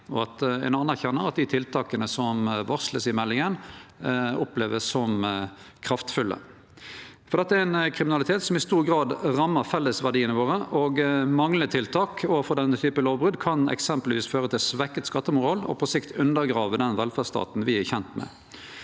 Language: Norwegian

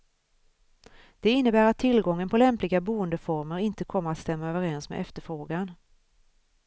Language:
Swedish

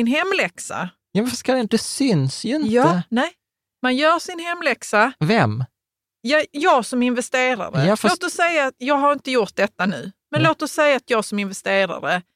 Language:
Swedish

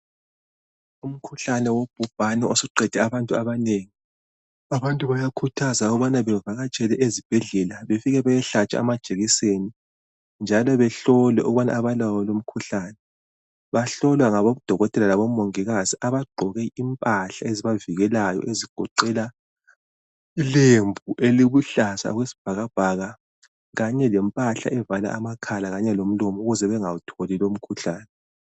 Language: North Ndebele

